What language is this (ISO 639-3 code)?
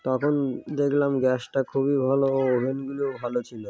ben